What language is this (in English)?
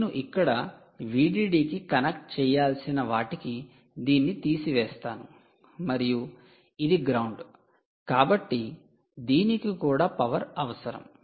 Telugu